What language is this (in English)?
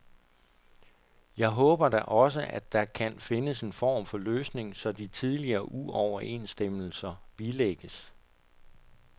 Danish